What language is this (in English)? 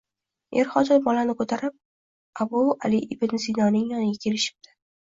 Uzbek